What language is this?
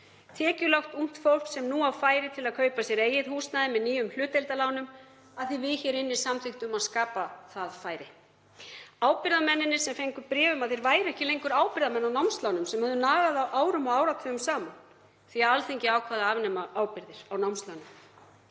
Icelandic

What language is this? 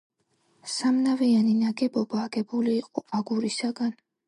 Georgian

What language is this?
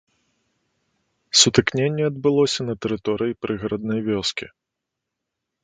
Belarusian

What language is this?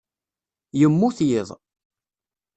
Kabyle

